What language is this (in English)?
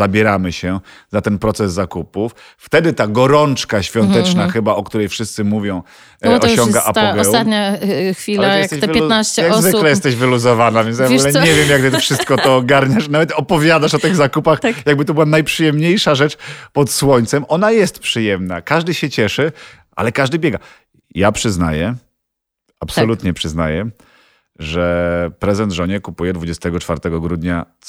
Polish